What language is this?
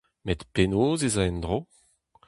Breton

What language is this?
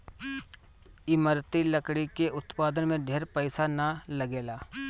Bhojpuri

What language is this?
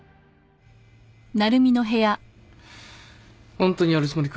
Japanese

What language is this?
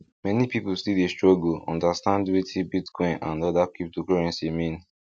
Nigerian Pidgin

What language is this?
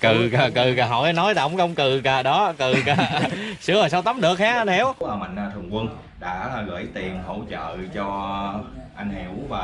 Vietnamese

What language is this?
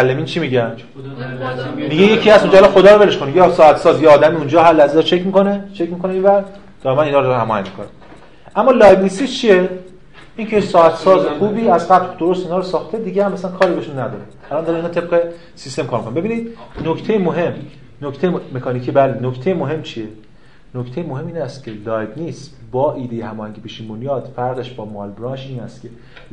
Persian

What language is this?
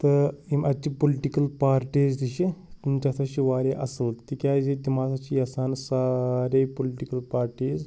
Kashmiri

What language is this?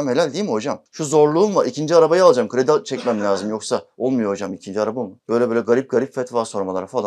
Turkish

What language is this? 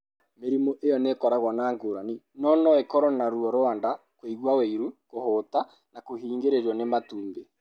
Kikuyu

